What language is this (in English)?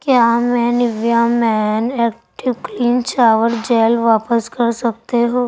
Urdu